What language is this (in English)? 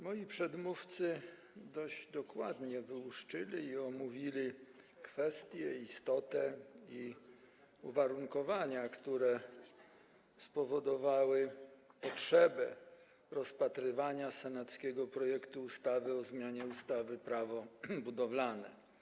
Polish